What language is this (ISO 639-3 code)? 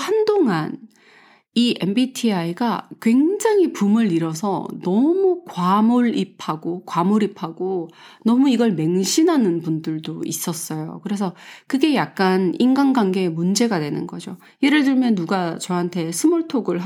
kor